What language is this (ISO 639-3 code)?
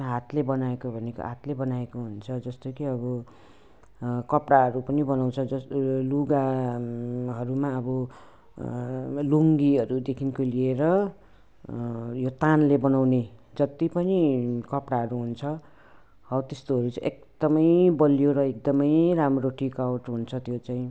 nep